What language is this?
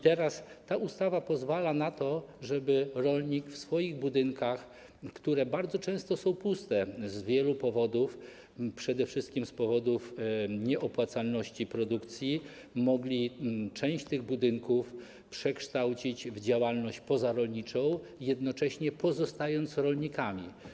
Polish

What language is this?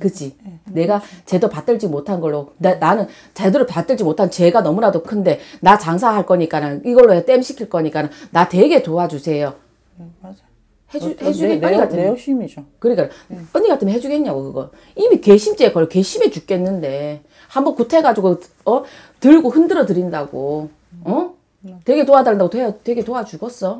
Korean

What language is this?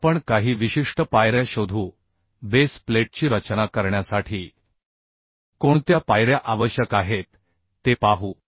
Marathi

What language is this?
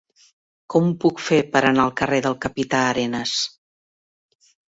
Catalan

